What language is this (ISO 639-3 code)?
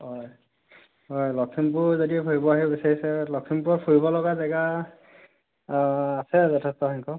asm